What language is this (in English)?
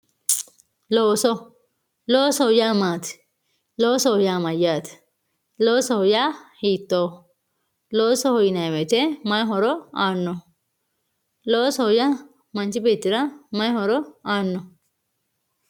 Sidamo